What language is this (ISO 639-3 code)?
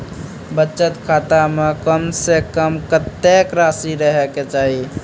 mai